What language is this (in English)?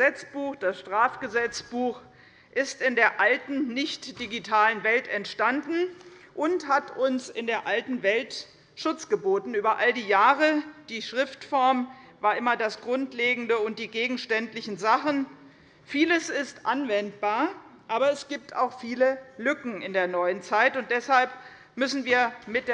German